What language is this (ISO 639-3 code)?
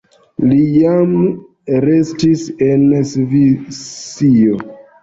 epo